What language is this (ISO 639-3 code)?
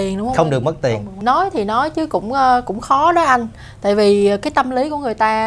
vie